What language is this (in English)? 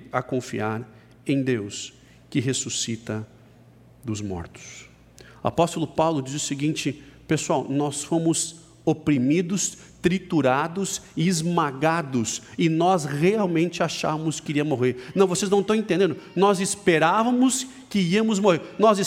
Portuguese